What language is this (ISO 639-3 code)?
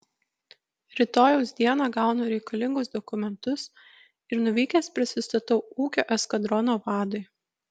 lit